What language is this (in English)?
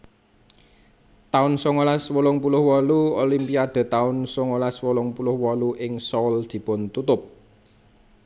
Javanese